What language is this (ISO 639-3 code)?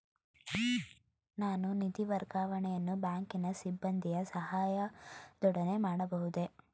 kan